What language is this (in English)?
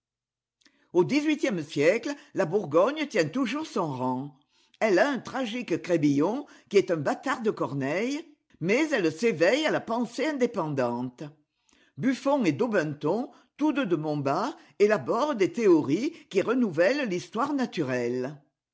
French